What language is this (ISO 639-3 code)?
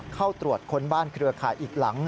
tha